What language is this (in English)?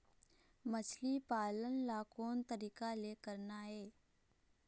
Chhattisgarhi